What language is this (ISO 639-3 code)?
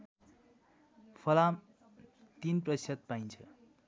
nep